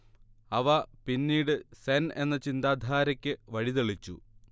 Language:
Malayalam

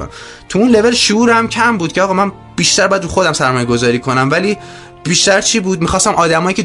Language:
Persian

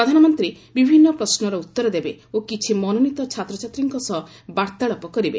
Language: Odia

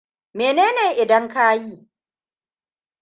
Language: Hausa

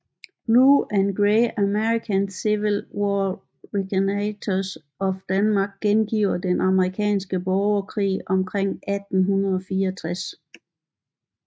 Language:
Danish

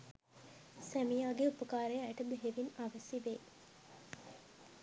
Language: Sinhala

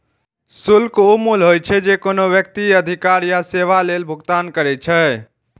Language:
Maithili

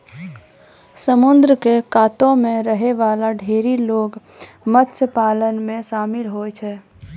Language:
Maithili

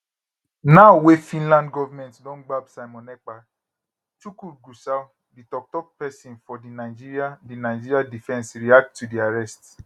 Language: Nigerian Pidgin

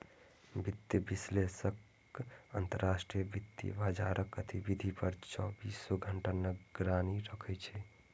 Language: Maithili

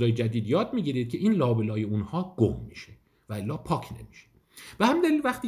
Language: Persian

